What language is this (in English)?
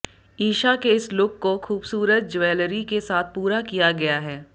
Hindi